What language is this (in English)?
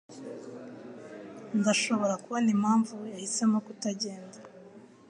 Kinyarwanda